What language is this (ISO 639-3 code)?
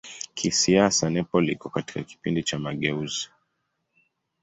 swa